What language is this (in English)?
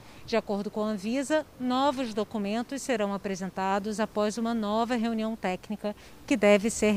Portuguese